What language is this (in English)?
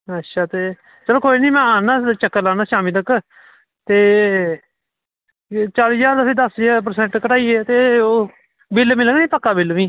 Dogri